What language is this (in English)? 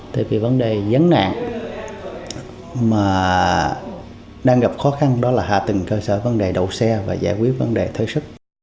Vietnamese